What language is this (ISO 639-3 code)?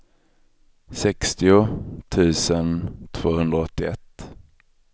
swe